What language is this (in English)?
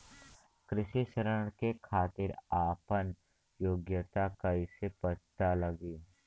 Bhojpuri